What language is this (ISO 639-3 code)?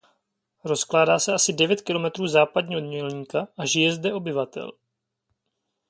ces